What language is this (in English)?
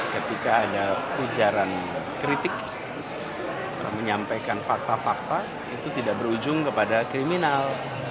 Indonesian